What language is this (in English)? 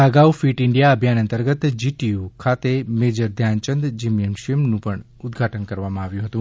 Gujarati